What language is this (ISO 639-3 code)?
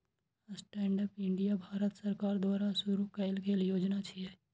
mai